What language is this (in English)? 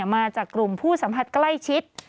Thai